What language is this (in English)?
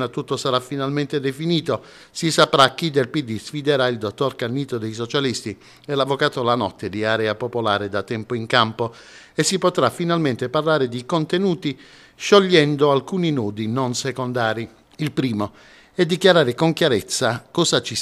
Italian